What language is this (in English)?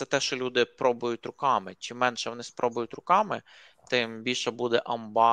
Ukrainian